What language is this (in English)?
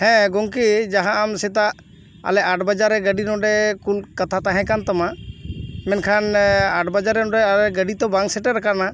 Santali